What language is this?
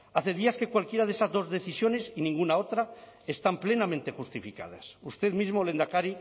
Spanish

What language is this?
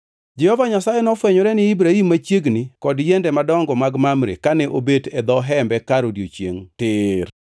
Luo (Kenya and Tanzania)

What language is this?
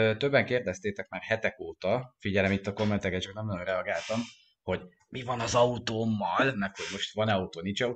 Hungarian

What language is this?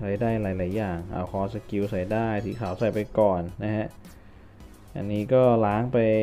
Thai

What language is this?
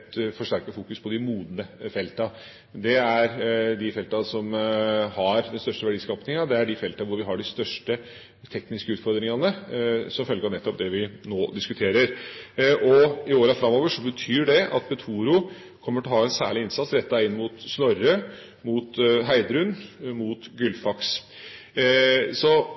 Norwegian Bokmål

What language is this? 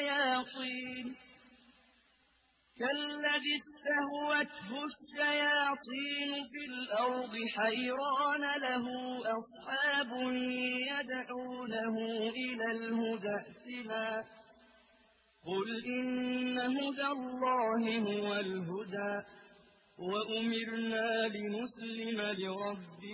Arabic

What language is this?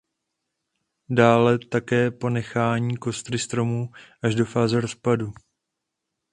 Czech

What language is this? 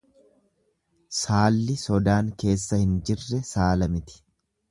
Oromo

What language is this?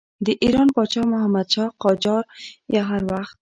Pashto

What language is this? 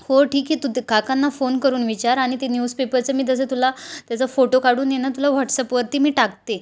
Marathi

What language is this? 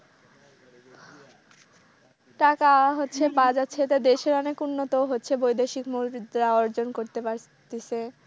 Bangla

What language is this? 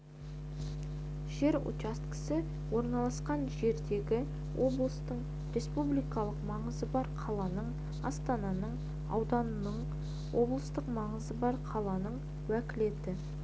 Kazakh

